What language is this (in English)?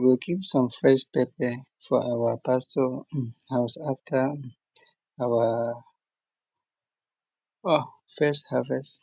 Nigerian Pidgin